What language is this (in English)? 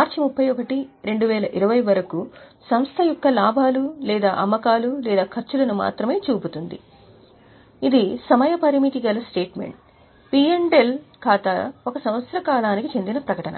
Telugu